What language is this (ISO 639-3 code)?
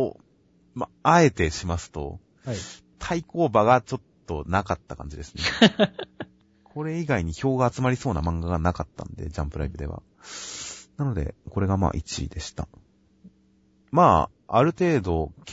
jpn